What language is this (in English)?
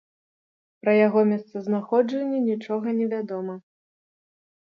Belarusian